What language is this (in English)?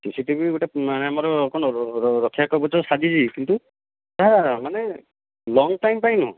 Odia